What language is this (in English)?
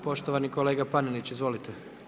Croatian